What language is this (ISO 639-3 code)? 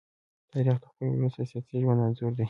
pus